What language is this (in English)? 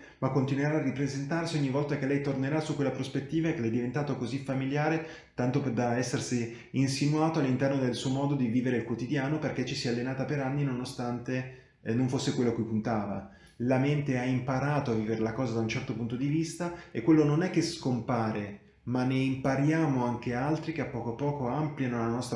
Italian